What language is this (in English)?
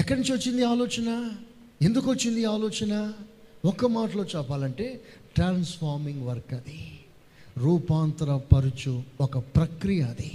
Telugu